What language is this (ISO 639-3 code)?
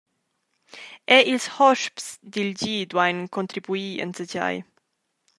roh